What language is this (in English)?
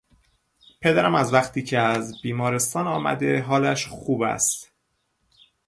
Persian